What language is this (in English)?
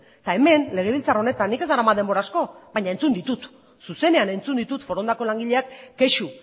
Basque